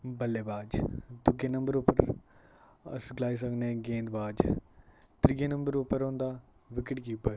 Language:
Dogri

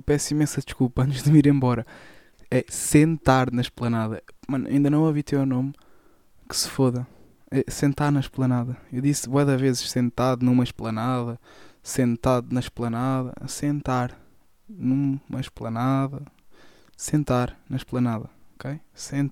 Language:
Portuguese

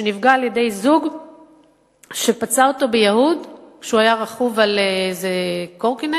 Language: Hebrew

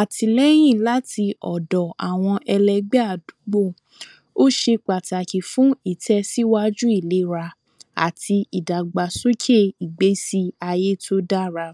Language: Yoruba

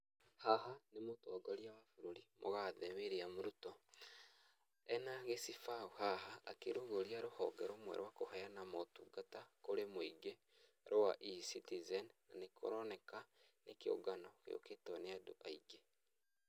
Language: Kikuyu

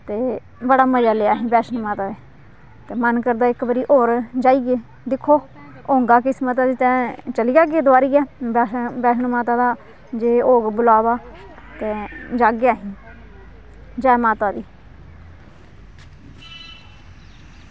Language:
Dogri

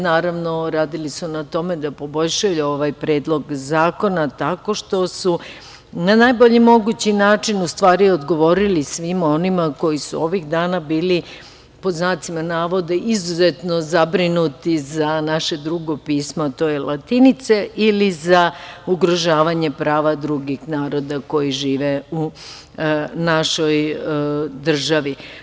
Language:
Serbian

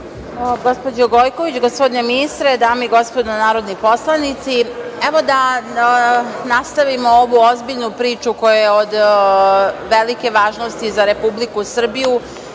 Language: Serbian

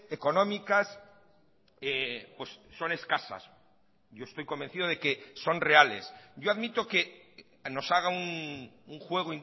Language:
Spanish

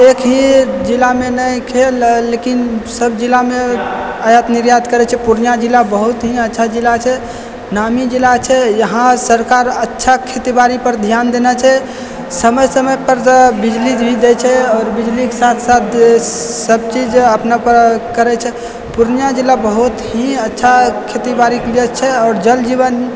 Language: Maithili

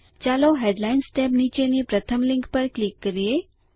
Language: Gujarati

